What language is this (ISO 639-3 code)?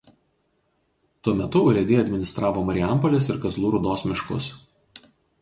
lit